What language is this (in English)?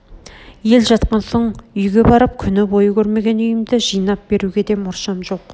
Kazakh